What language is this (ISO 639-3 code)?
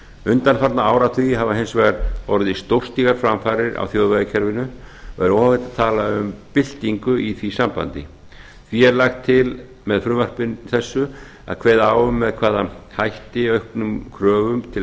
isl